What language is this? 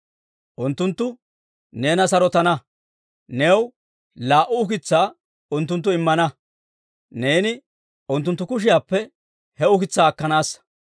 Dawro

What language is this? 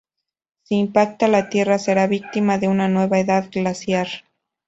Spanish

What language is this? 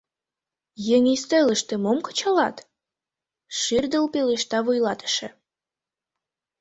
Mari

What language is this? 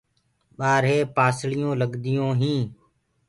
Gurgula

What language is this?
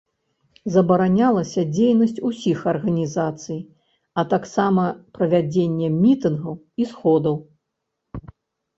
Belarusian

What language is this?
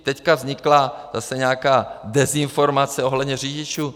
Czech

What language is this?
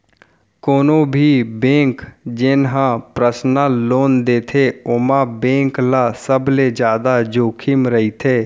Chhattisgarhi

